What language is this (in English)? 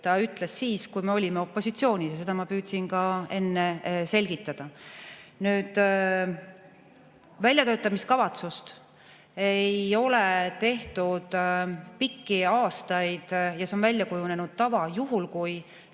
Estonian